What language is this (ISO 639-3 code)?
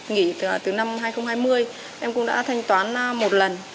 vie